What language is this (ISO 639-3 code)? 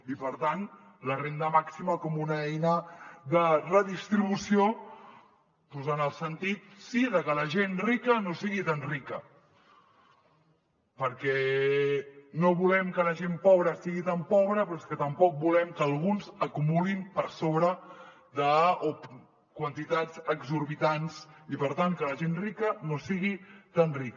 cat